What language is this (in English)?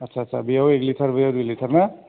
Bodo